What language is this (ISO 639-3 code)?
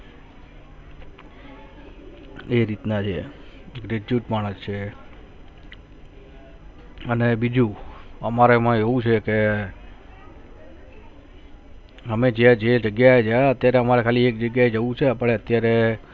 guj